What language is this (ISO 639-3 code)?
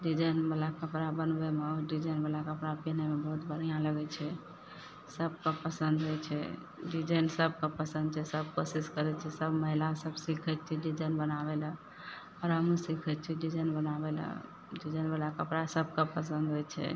mai